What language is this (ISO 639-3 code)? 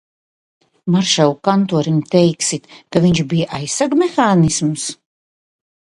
lav